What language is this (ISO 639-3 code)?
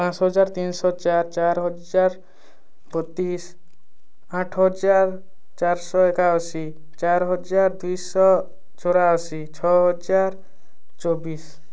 ori